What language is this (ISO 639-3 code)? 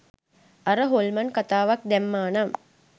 sin